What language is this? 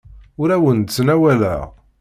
Kabyle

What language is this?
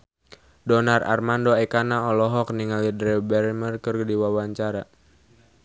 Sundanese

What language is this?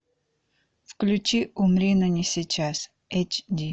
Russian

